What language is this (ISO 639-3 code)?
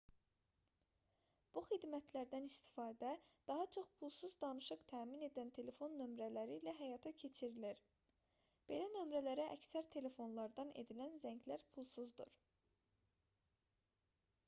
aze